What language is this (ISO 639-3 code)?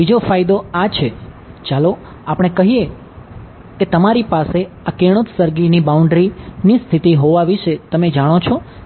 guj